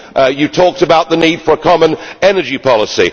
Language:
English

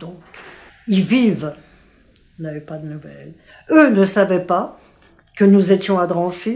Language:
French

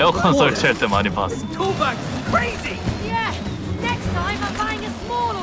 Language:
Korean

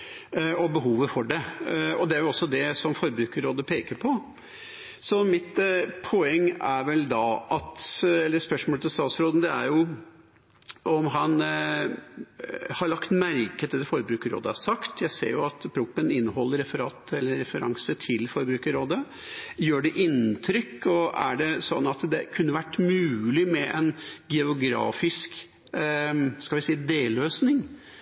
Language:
Norwegian Bokmål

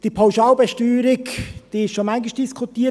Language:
Swiss German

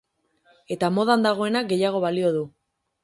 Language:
Basque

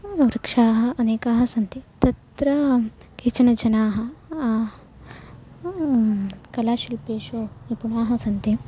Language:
Sanskrit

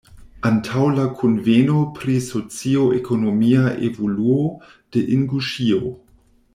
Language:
Esperanto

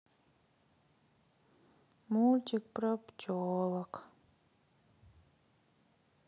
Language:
Russian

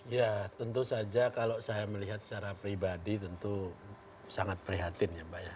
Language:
Indonesian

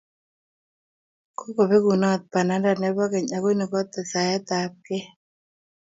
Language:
Kalenjin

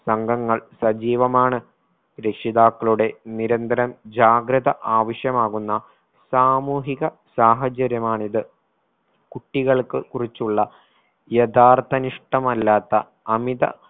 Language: Malayalam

